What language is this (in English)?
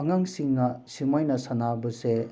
Manipuri